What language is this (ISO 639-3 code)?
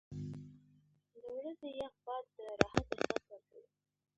pus